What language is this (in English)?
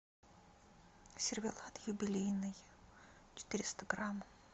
Russian